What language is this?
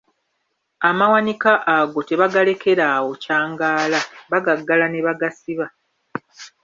Ganda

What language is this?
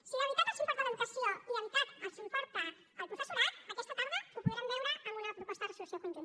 Catalan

